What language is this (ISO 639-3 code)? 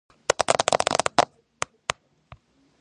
kat